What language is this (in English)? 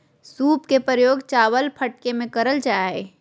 Magahi